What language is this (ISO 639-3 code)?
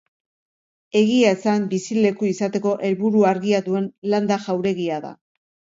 eus